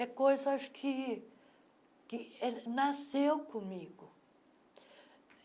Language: Portuguese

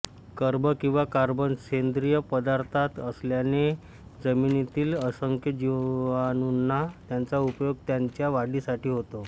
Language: Marathi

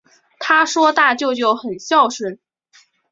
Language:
Chinese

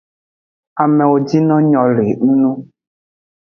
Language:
Aja (Benin)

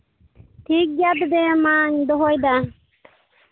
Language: Santali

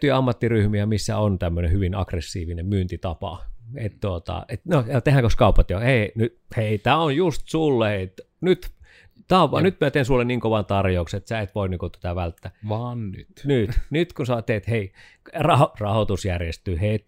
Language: Finnish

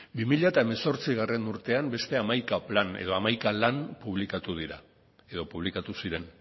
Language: Basque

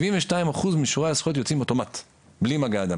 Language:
Hebrew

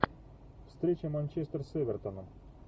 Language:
Russian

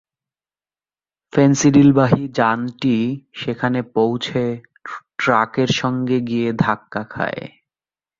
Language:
Bangla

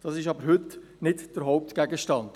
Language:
Swiss German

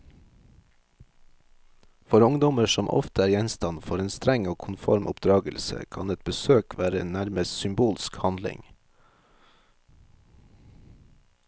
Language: Norwegian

